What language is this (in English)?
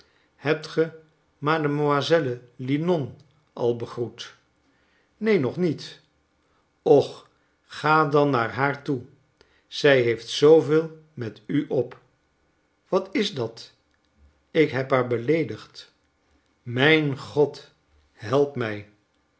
Dutch